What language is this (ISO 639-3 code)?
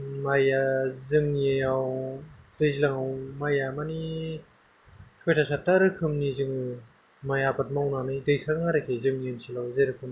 brx